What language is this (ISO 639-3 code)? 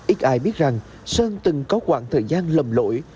vie